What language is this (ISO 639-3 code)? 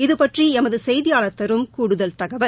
tam